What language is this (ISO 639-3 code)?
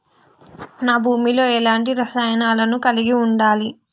tel